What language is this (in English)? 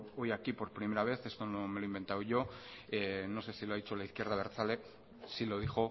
Spanish